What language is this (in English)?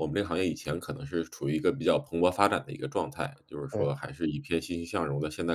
Chinese